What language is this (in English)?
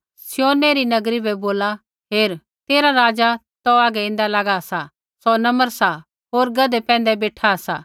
Kullu Pahari